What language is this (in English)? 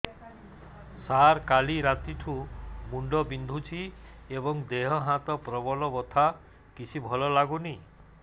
Odia